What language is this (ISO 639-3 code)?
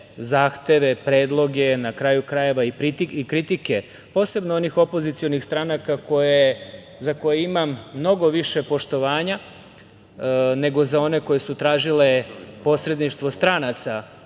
srp